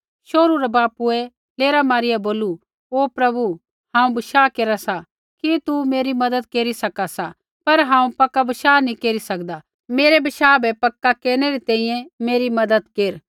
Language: Kullu Pahari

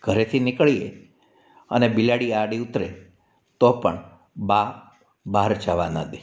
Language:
Gujarati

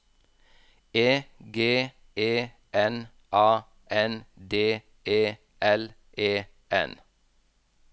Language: Norwegian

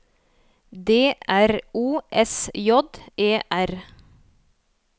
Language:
Norwegian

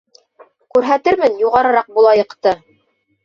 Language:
Bashkir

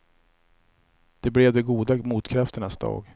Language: Swedish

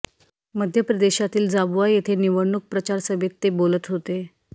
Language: Marathi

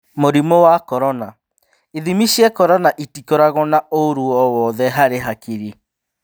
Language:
Kikuyu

